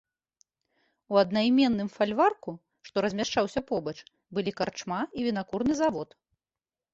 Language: Belarusian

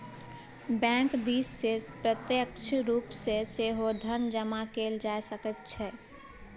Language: Maithili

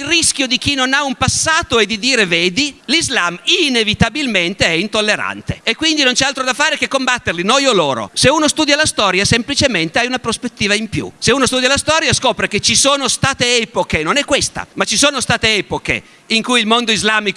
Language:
Italian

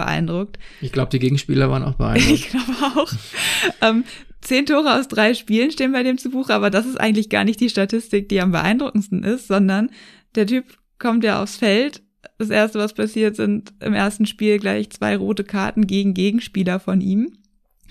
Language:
German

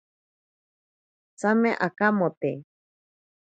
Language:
Ashéninka Perené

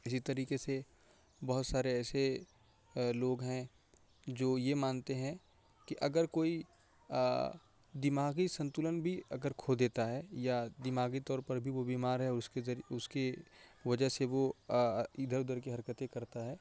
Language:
Urdu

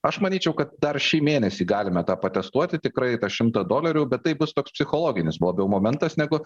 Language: Lithuanian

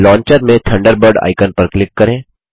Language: Hindi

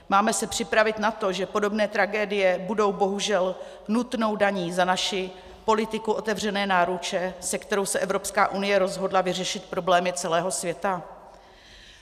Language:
Czech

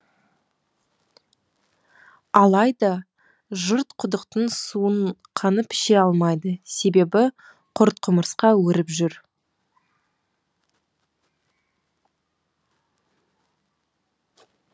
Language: Kazakh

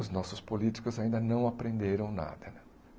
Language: Portuguese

